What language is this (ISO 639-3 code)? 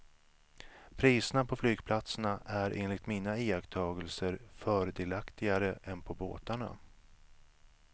swe